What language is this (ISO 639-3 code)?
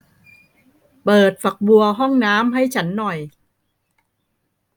tha